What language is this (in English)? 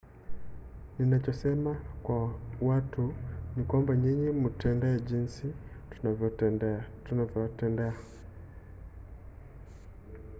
Swahili